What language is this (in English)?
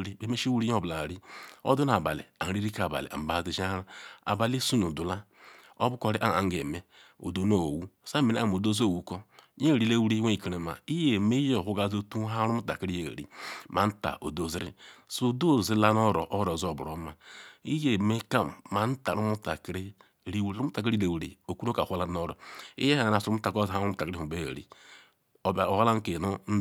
Ikwere